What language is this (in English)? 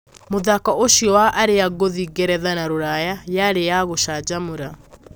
Kikuyu